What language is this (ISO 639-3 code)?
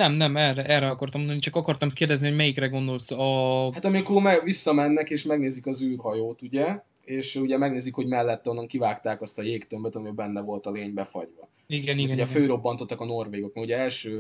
hun